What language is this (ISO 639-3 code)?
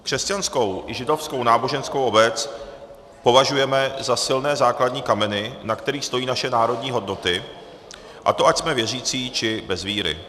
ces